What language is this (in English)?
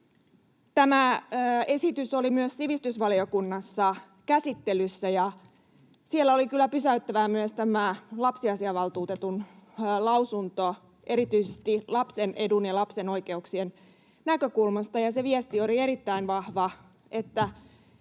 Finnish